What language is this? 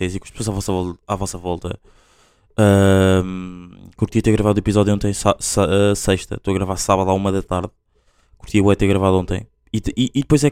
Portuguese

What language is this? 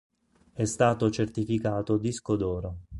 Italian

